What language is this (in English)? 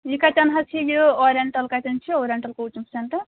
Kashmiri